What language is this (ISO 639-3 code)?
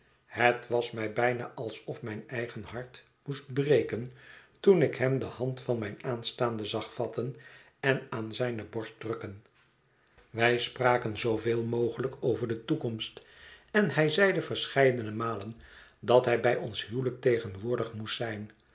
nld